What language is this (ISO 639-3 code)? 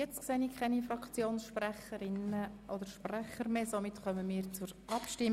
gsw